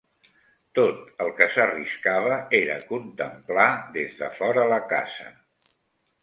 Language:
Catalan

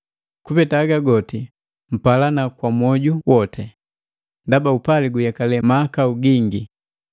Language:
Matengo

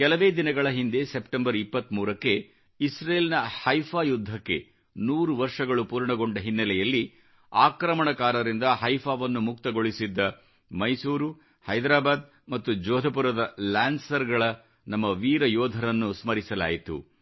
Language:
Kannada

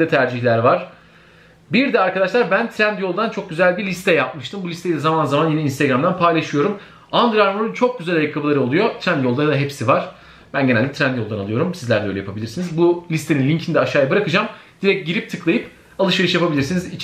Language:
Turkish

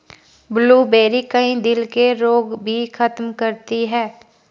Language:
Hindi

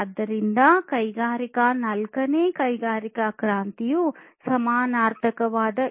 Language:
Kannada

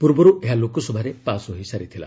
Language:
Odia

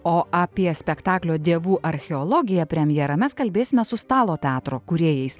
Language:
Lithuanian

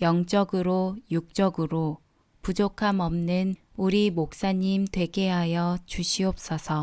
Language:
Korean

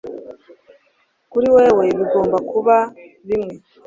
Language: Kinyarwanda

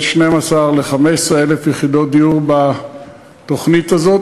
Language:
Hebrew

